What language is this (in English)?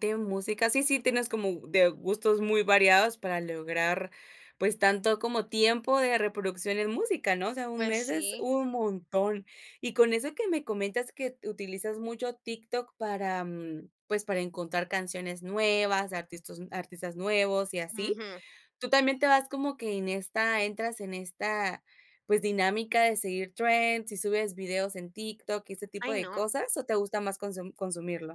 Spanish